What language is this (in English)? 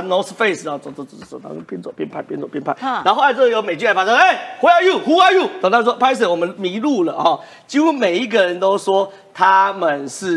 Chinese